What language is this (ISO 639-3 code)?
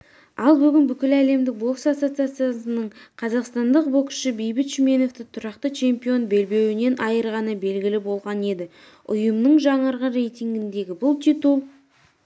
kaz